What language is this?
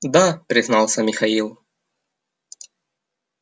Russian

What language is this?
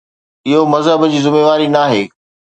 Sindhi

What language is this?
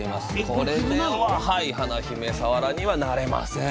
Japanese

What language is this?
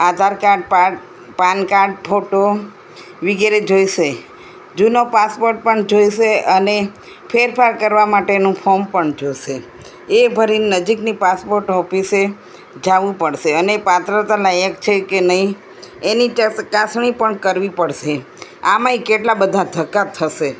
Gujarati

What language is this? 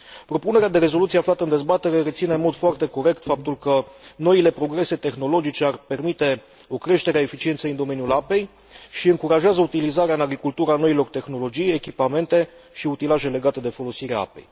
Romanian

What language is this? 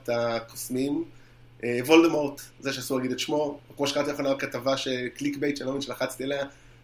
Hebrew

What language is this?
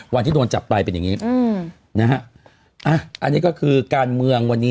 Thai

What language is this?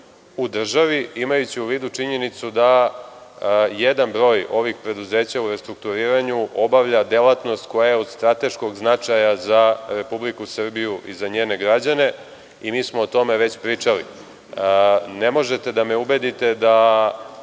Serbian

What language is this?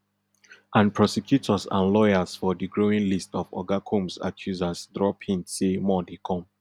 Nigerian Pidgin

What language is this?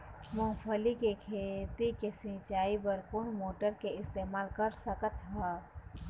Chhattisgarhi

